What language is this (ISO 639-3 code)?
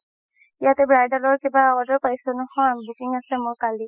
asm